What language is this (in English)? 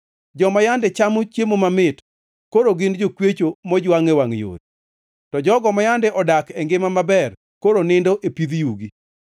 Luo (Kenya and Tanzania)